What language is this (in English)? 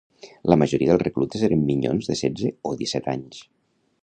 Catalan